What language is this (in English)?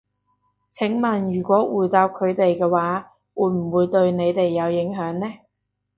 Cantonese